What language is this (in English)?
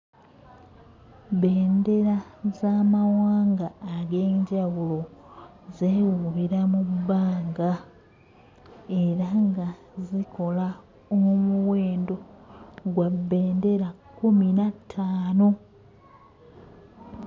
Ganda